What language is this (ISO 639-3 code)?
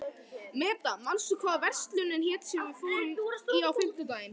isl